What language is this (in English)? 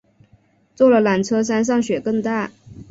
Chinese